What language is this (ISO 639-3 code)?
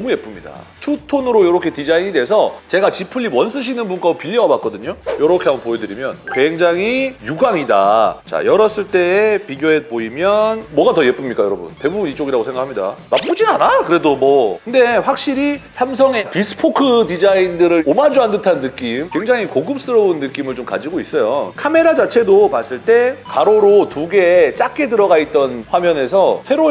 kor